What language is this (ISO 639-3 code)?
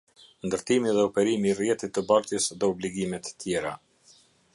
sqi